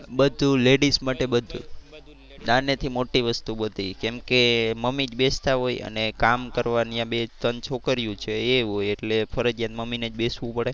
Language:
Gujarati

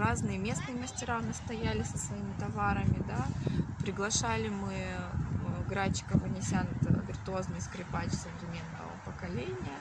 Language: Russian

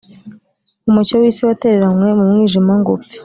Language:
Kinyarwanda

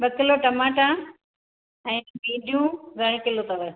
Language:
Sindhi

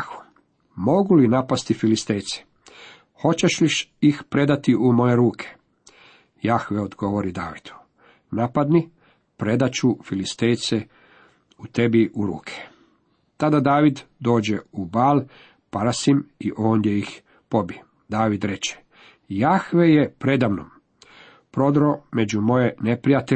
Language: Croatian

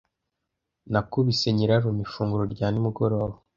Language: Kinyarwanda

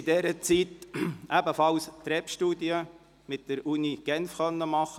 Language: Swiss German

